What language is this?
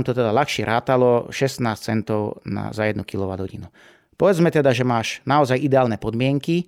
Slovak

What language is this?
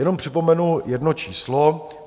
Czech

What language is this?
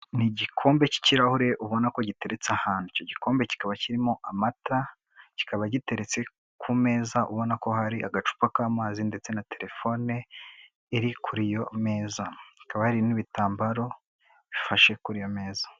Kinyarwanda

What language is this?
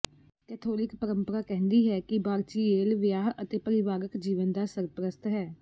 Punjabi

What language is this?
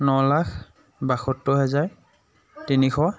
Assamese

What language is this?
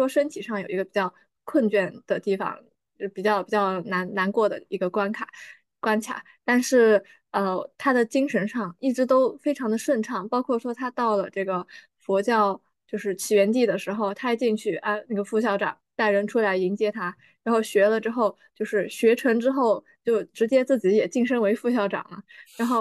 Chinese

